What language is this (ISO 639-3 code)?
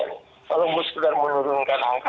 ind